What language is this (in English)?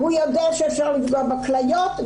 Hebrew